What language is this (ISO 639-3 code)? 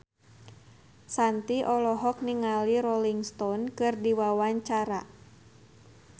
sun